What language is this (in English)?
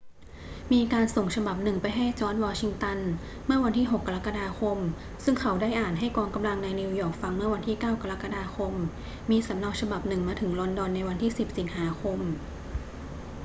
Thai